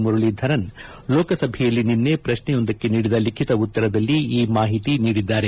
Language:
Kannada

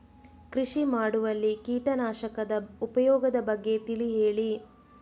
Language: Kannada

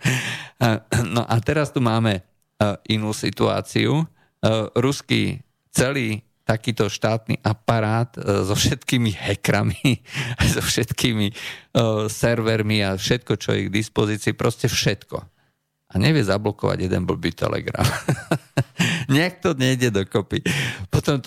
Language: Slovak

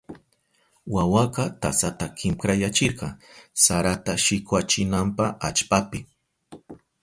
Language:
Southern Pastaza Quechua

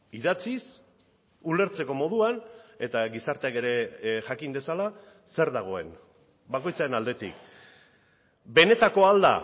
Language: Basque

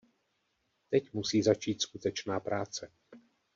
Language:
Czech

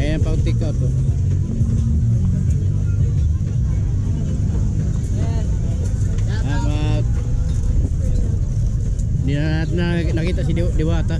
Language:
Filipino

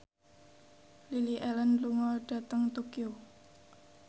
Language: Javanese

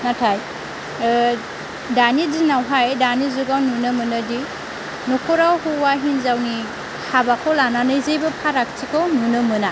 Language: Bodo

